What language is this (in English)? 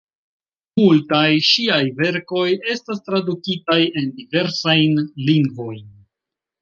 Esperanto